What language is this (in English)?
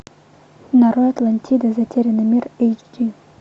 Russian